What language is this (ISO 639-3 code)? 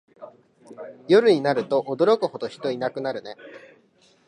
jpn